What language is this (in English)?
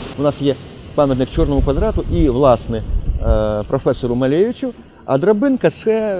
Russian